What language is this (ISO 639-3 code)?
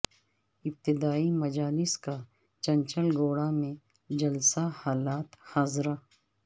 urd